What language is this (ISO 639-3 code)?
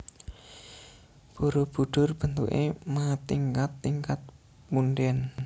jav